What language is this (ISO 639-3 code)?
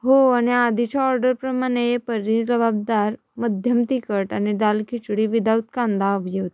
mar